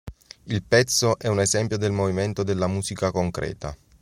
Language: Italian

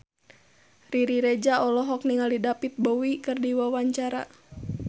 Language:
Sundanese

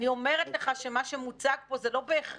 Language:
Hebrew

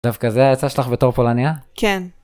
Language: Hebrew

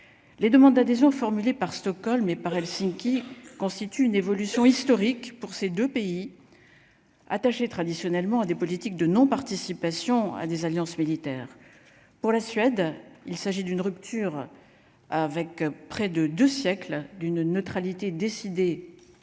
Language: French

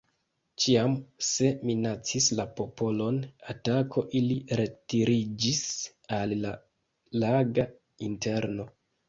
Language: Esperanto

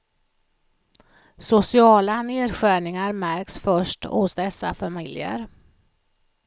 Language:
Swedish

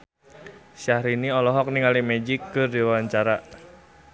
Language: Sundanese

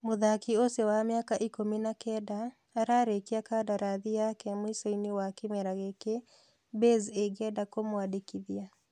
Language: Kikuyu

